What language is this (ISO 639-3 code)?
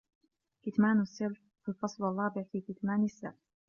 ara